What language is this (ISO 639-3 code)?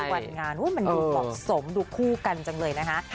tha